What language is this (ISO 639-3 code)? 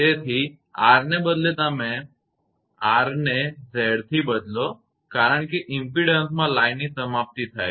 guj